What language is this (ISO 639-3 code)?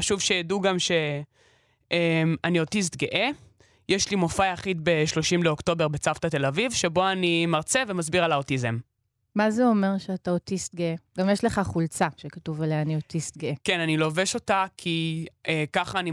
heb